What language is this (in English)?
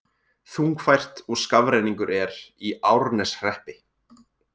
Icelandic